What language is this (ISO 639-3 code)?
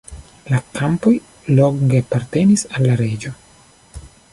epo